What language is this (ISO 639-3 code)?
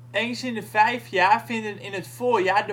nld